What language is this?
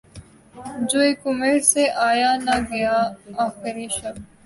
Urdu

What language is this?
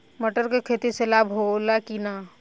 Bhojpuri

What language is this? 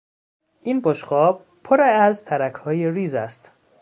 Persian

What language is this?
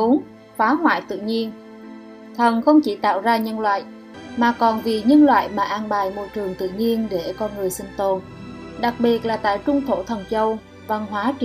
Vietnamese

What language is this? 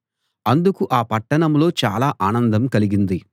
Telugu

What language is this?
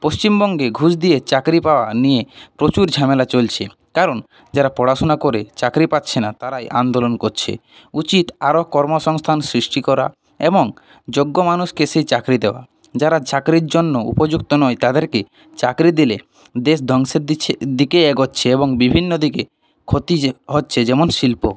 Bangla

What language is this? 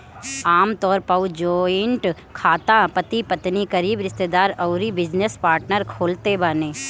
Bhojpuri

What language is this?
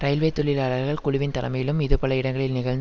Tamil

